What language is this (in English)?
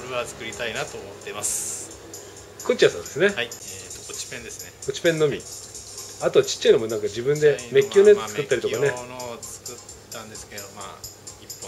Japanese